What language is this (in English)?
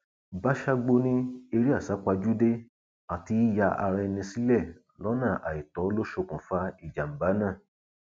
Yoruba